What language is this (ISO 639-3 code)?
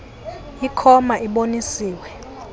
xho